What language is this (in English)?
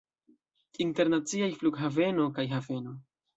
Esperanto